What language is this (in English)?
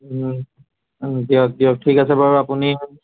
Assamese